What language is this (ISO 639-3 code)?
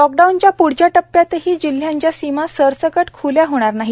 mar